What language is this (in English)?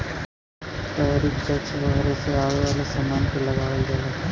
Bhojpuri